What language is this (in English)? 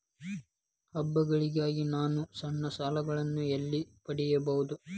Kannada